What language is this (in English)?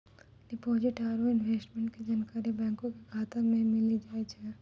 Maithili